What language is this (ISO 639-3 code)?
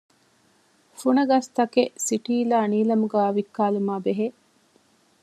div